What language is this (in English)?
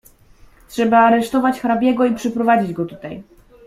Polish